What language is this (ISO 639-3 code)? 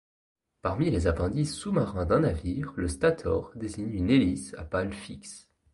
fra